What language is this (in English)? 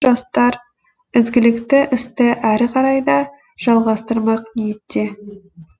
Kazakh